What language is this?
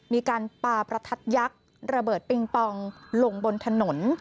Thai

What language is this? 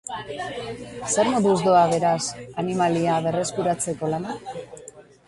Basque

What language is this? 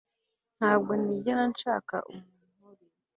Kinyarwanda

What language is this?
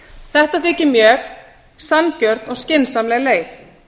Icelandic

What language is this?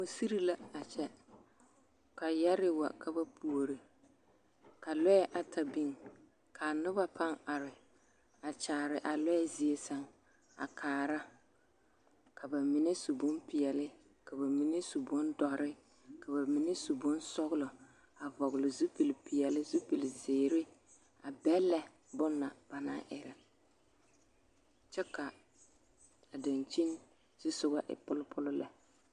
Southern Dagaare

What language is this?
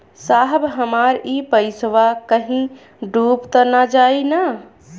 Bhojpuri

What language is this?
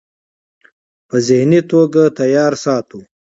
Pashto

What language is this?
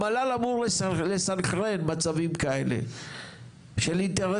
Hebrew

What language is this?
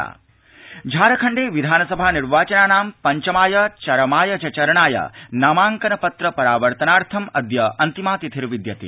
Sanskrit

